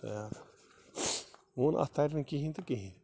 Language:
Kashmiri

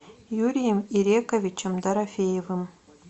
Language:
Russian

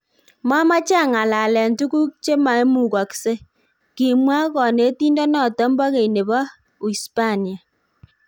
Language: Kalenjin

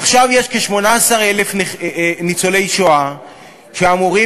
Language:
Hebrew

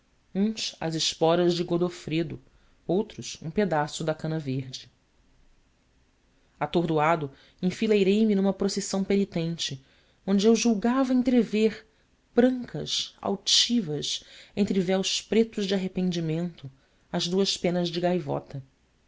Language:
Portuguese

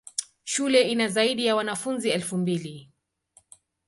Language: Swahili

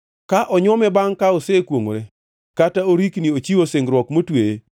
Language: Luo (Kenya and Tanzania)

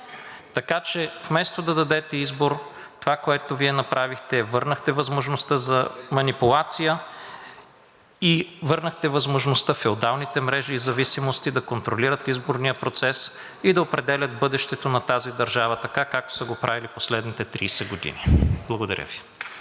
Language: Bulgarian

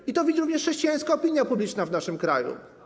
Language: Polish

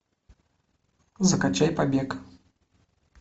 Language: Russian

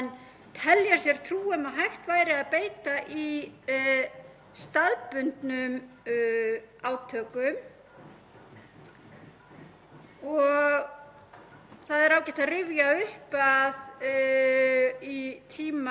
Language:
Icelandic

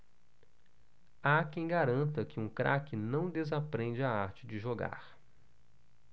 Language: Portuguese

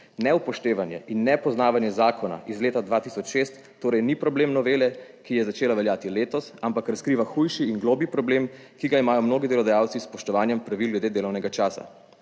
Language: Slovenian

